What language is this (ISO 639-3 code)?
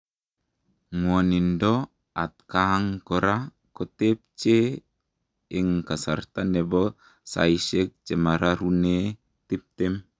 kln